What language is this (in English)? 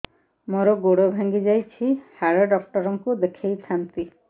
Odia